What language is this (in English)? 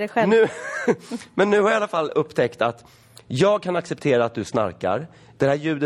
Swedish